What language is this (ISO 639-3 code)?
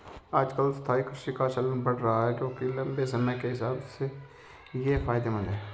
hin